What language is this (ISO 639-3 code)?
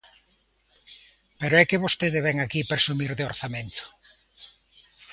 glg